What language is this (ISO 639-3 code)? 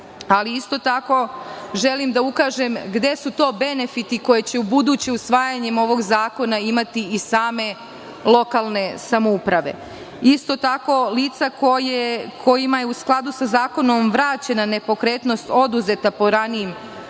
srp